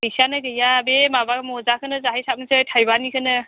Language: Bodo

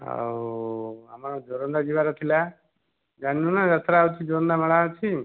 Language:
Odia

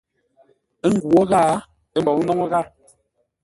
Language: Ngombale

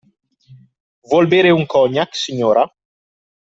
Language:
Italian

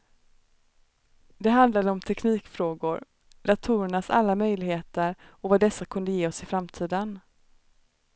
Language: Swedish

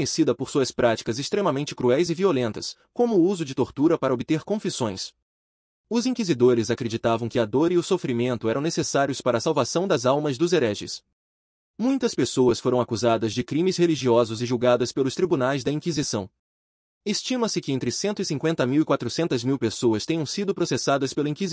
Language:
Portuguese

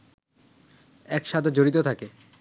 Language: Bangla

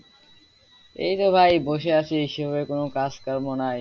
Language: Bangla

